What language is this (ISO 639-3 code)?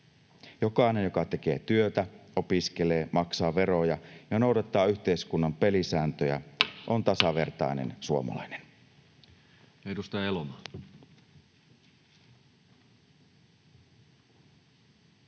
fin